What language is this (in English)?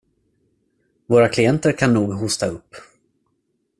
Swedish